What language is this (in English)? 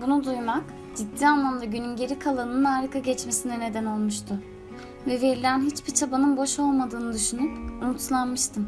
Turkish